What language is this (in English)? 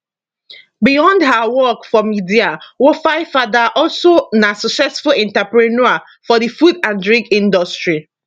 Nigerian Pidgin